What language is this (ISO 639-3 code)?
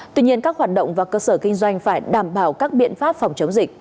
vie